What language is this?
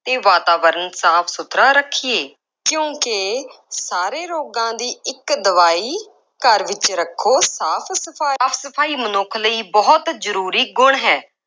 Punjabi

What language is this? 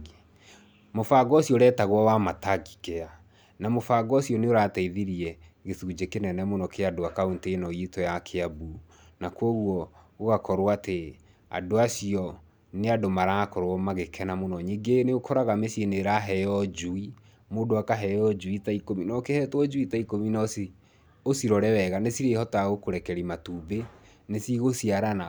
Kikuyu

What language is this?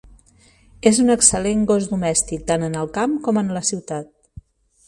Catalan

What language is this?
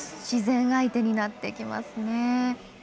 Japanese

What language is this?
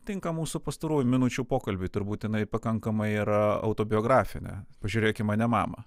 Lithuanian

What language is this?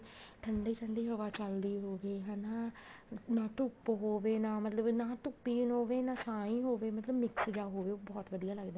Punjabi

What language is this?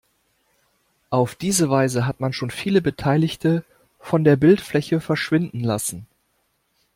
German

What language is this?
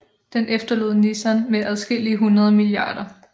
Danish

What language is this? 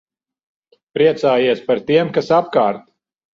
Latvian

